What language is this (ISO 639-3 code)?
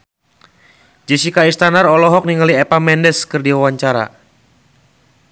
sun